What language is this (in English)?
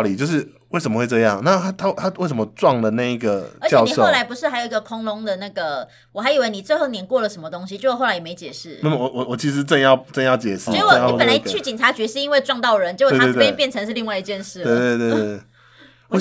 Chinese